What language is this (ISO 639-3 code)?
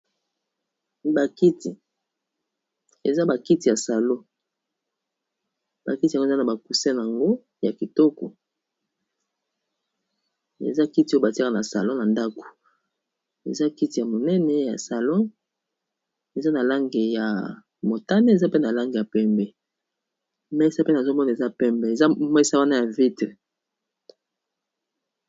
lin